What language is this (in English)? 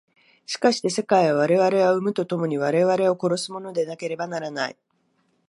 Japanese